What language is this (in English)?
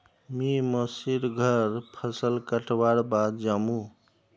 Magahi